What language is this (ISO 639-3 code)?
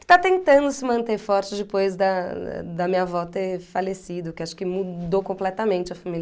por